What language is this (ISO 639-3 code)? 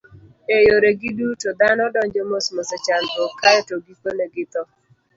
luo